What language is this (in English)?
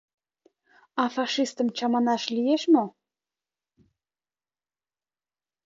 Mari